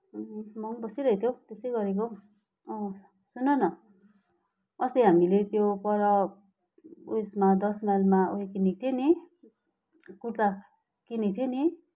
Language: Nepali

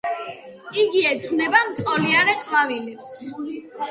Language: Georgian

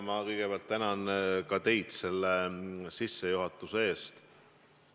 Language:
Estonian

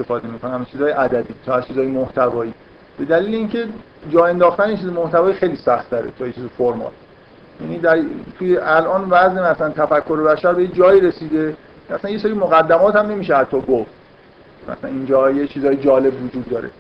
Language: Persian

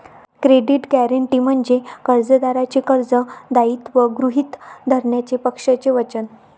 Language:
Marathi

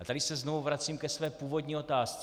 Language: Czech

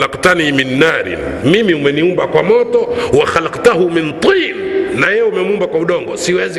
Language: Swahili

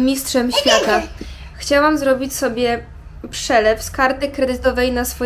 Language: Polish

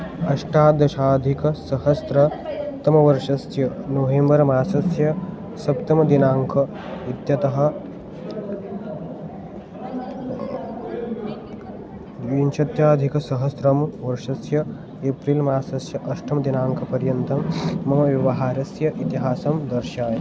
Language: Sanskrit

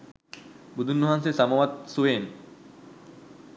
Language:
Sinhala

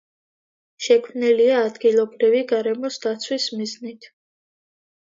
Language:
Georgian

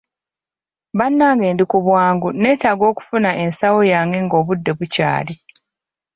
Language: Ganda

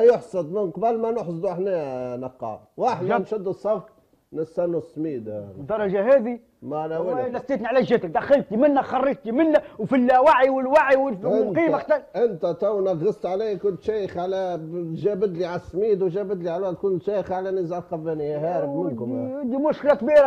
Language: Arabic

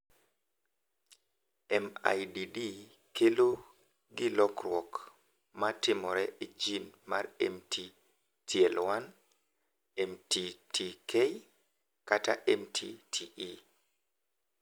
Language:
Luo (Kenya and Tanzania)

